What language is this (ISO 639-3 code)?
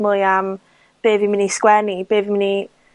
cym